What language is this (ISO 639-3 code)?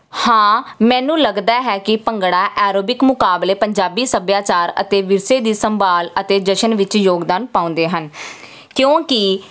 pan